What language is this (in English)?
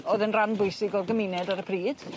Welsh